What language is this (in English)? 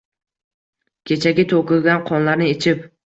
Uzbek